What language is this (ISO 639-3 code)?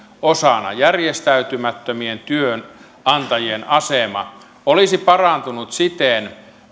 fin